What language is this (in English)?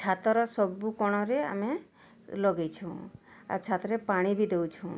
Odia